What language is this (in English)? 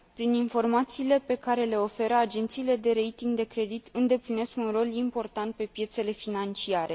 Romanian